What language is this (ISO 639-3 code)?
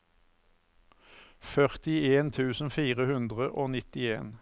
nor